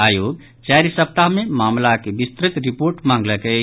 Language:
Maithili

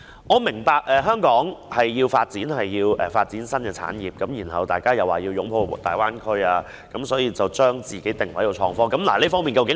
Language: Cantonese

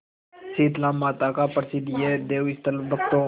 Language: Hindi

